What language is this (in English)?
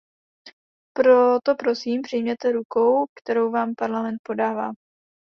Czech